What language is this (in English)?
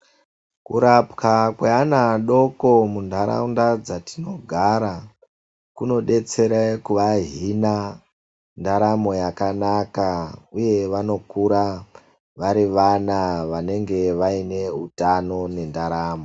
Ndau